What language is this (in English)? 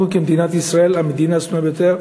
Hebrew